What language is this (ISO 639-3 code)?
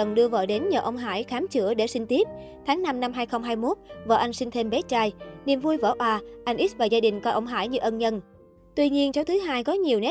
vie